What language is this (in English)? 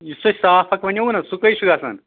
Kashmiri